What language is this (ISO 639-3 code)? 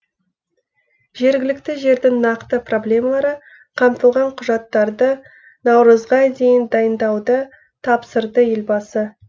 kaz